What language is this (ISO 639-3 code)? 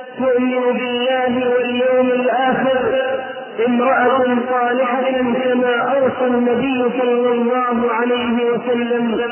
ara